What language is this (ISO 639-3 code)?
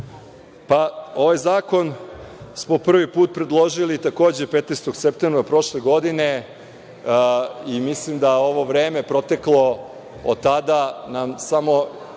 srp